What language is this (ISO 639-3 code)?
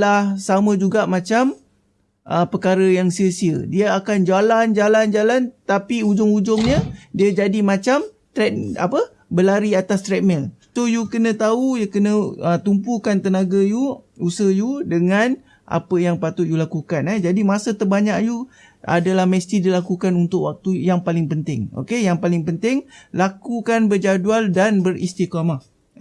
msa